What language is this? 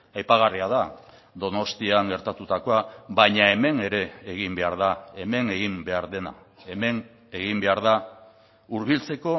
Basque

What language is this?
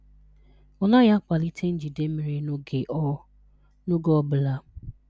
Igbo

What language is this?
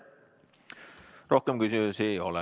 Estonian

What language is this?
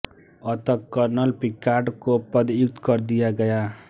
Hindi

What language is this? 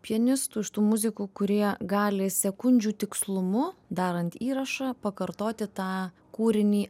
Lithuanian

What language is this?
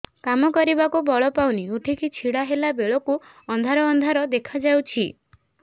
Odia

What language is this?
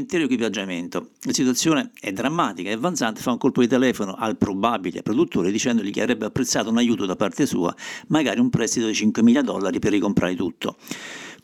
Italian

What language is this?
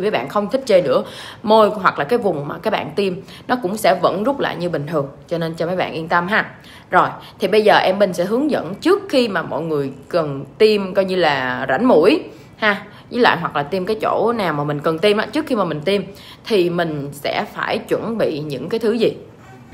Vietnamese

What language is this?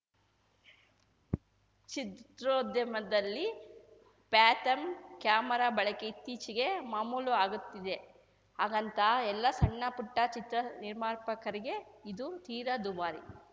Kannada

